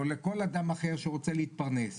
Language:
Hebrew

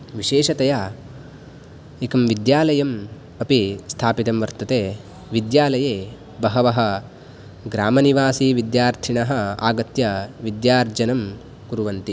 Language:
Sanskrit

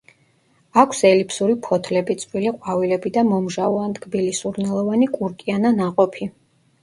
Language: Georgian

